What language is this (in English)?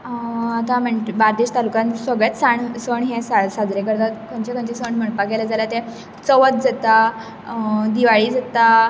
Konkani